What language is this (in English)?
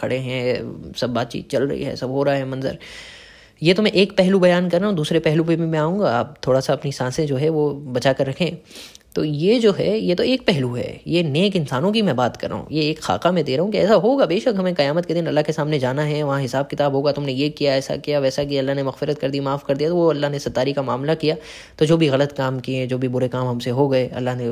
Hindi